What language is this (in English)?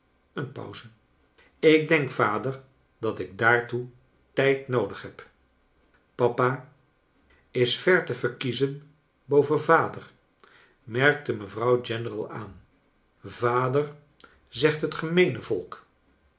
Dutch